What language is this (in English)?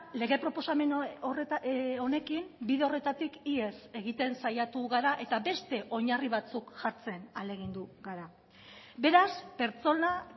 Basque